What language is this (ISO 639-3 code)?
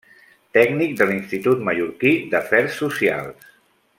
cat